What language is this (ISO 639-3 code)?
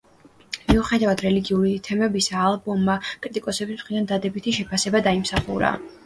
kat